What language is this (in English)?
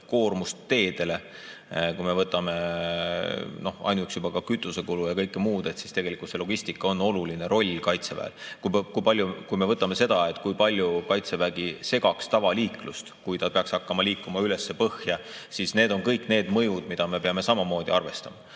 Estonian